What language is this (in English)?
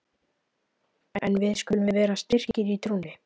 Icelandic